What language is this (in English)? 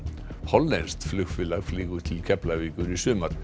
Icelandic